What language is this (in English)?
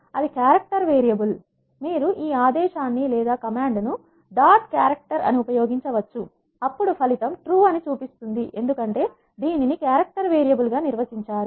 Telugu